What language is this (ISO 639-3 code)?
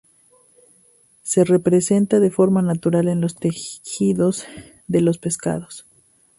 spa